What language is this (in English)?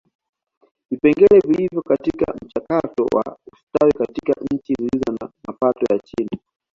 Swahili